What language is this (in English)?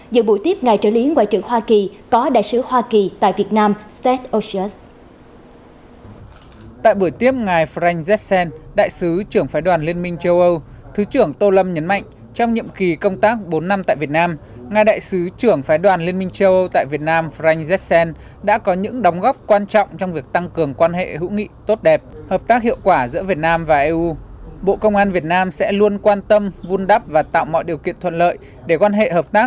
Vietnamese